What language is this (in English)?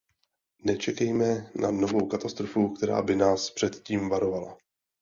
Czech